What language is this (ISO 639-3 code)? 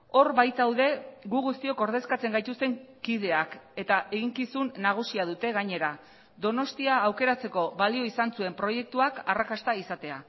eus